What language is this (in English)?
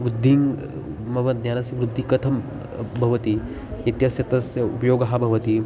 Sanskrit